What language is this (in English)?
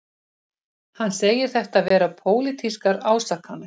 Icelandic